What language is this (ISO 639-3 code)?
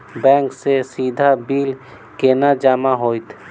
mai